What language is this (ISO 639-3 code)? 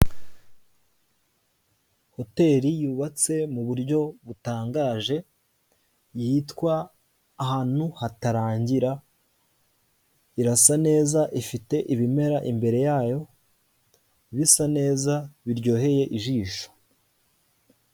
kin